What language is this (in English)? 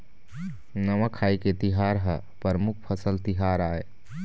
Chhattisgarhi